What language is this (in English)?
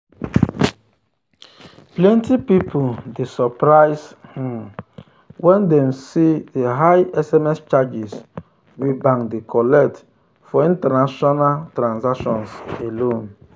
Nigerian Pidgin